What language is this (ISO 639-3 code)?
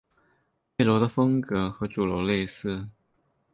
zho